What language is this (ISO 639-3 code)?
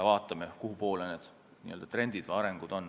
est